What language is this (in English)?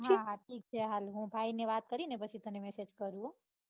Gujarati